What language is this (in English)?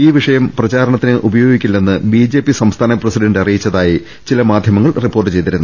Malayalam